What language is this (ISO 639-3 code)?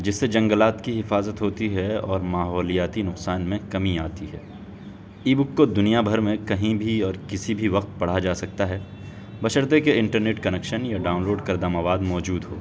urd